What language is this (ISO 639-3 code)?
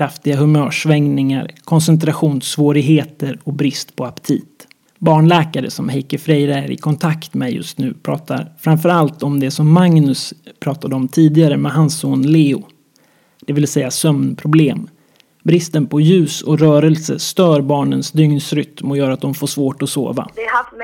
swe